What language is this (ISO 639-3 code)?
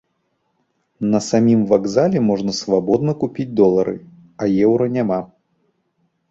bel